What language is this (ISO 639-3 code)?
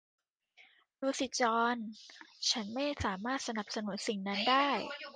tha